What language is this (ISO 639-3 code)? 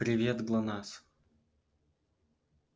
rus